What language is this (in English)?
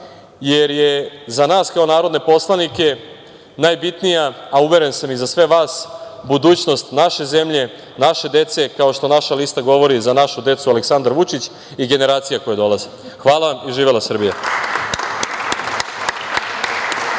Serbian